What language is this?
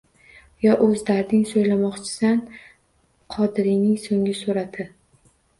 Uzbek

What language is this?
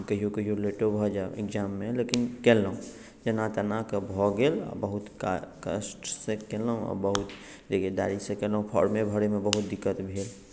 Maithili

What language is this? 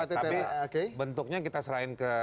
Indonesian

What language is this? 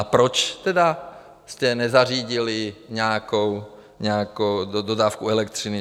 Czech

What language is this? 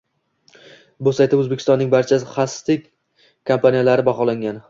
Uzbek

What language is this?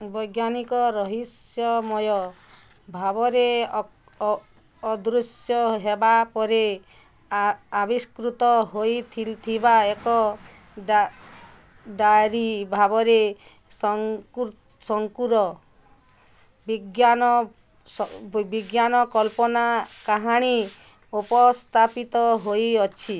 Odia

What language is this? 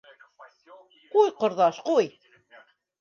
Bashkir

